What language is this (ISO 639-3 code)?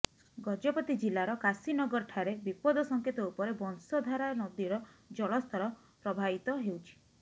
ori